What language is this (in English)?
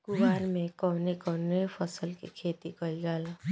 Bhojpuri